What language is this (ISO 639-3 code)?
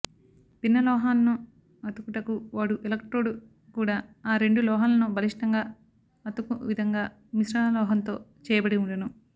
tel